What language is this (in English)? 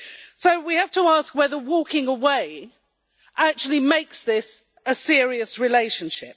English